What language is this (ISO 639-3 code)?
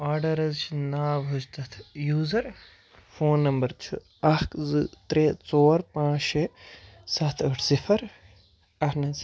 kas